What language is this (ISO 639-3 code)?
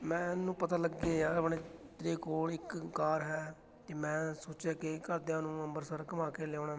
pan